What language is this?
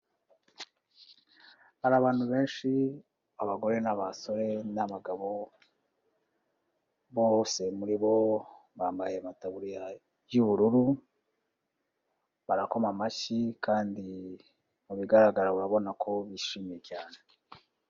Kinyarwanda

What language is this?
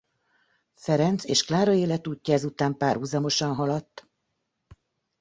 Hungarian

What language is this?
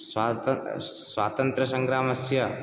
Sanskrit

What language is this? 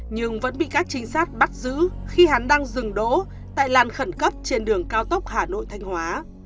Vietnamese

